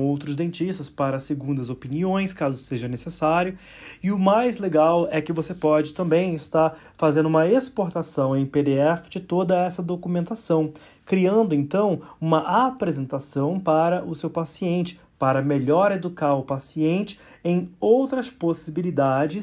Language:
Portuguese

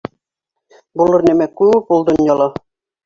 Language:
Bashkir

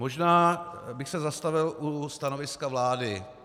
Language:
Czech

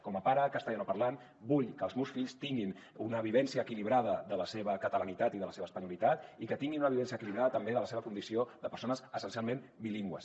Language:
Catalan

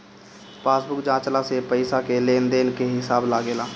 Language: Bhojpuri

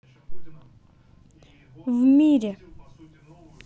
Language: Russian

